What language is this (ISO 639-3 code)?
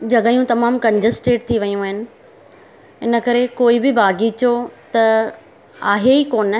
snd